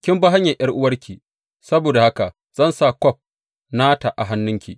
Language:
Hausa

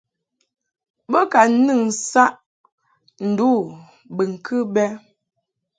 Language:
Mungaka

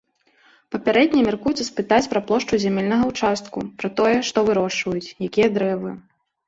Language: Belarusian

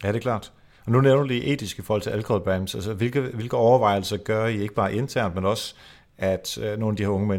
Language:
Danish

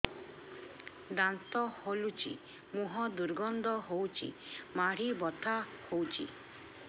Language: Odia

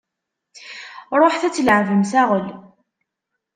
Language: Kabyle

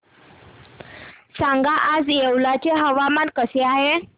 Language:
Marathi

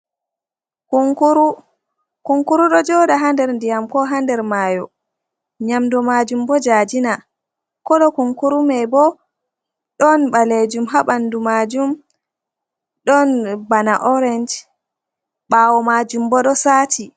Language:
Fula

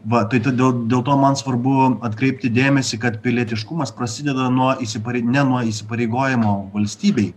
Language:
Lithuanian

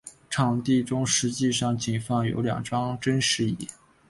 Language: Chinese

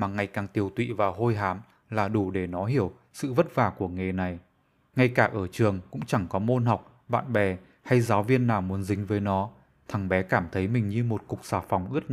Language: Vietnamese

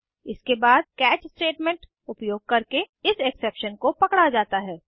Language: Hindi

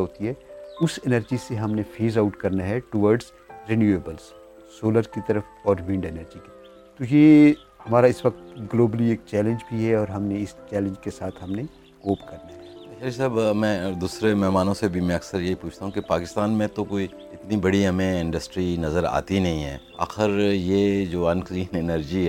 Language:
Urdu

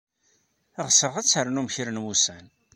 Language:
Kabyle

